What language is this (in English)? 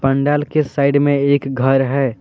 Hindi